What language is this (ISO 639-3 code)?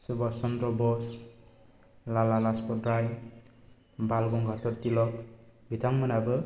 brx